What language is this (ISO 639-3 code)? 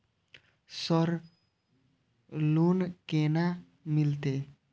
mai